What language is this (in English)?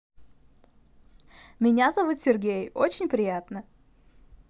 Russian